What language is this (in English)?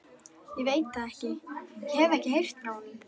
Icelandic